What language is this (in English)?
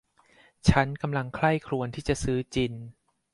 Thai